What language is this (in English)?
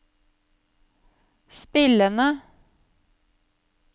Norwegian